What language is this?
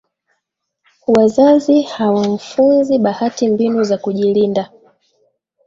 Swahili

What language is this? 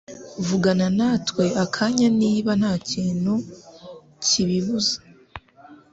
Kinyarwanda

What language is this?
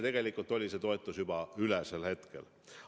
Estonian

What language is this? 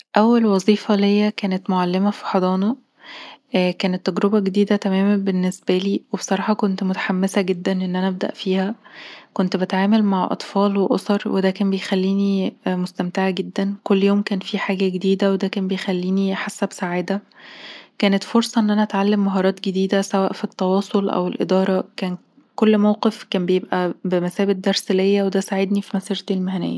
Egyptian Arabic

